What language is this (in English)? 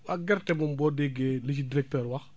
Wolof